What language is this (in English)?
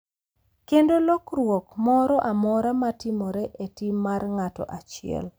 Luo (Kenya and Tanzania)